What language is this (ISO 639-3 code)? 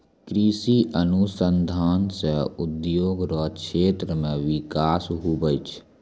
mai